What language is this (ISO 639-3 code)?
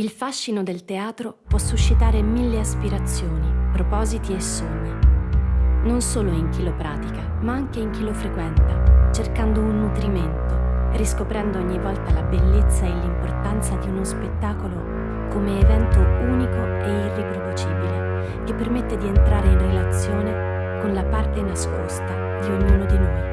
ita